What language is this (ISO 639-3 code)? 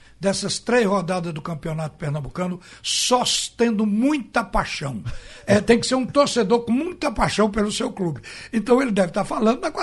por